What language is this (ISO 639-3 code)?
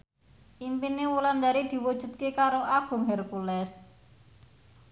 jav